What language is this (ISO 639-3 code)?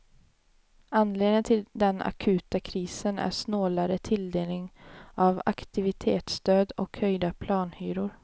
swe